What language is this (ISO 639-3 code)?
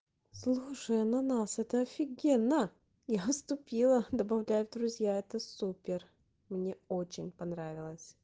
rus